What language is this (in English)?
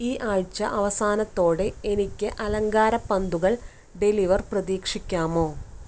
Malayalam